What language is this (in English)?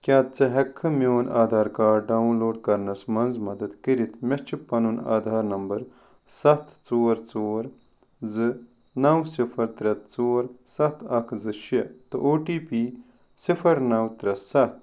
Kashmiri